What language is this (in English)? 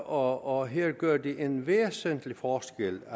Danish